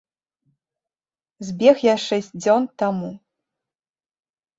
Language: Belarusian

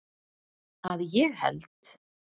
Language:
Icelandic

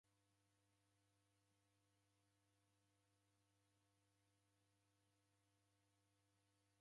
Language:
Taita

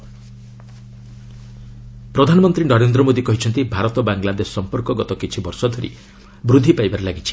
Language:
Odia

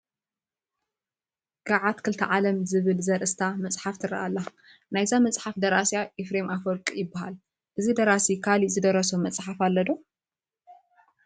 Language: Tigrinya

